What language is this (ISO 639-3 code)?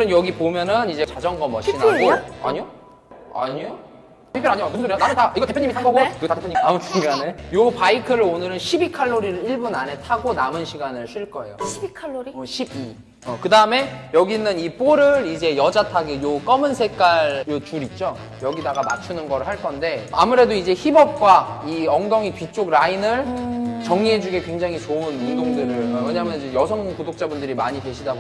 kor